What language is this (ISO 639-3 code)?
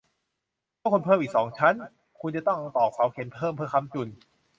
tha